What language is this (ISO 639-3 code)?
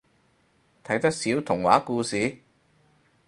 yue